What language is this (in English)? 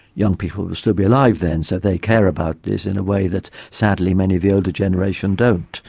English